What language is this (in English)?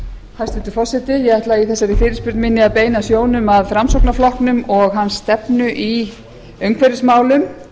Icelandic